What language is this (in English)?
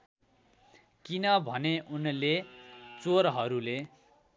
Nepali